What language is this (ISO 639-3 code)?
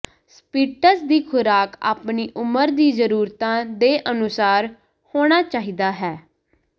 pan